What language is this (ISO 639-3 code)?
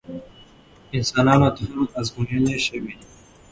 pus